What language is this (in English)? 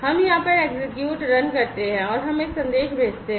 Hindi